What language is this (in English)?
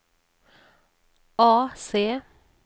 Norwegian